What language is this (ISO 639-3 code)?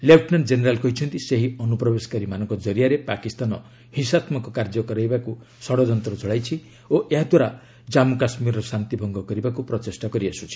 ori